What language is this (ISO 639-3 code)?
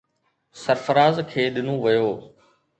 snd